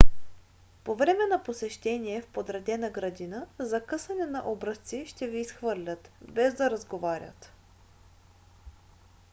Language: Bulgarian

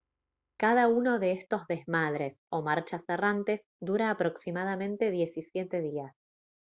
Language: Spanish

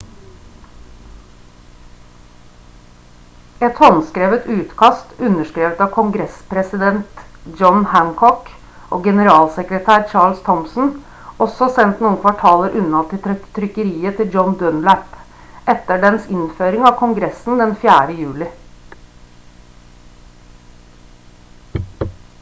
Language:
Norwegian Bokmål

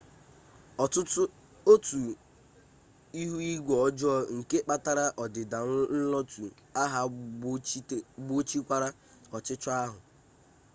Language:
Igbo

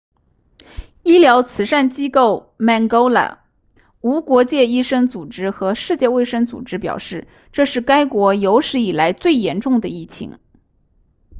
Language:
Chinese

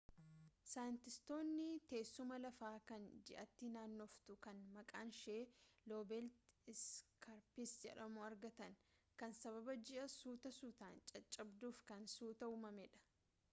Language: Oromo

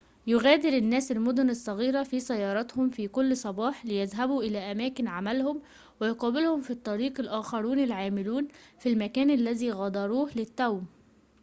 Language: Arabic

